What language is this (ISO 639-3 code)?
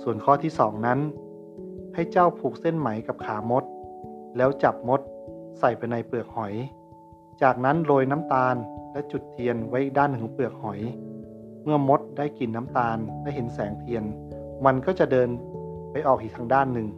tha